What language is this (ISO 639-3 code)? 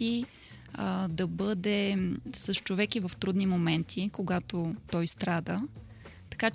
bul